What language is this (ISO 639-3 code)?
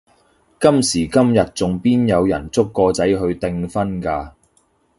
yue